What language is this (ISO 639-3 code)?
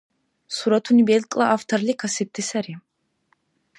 dar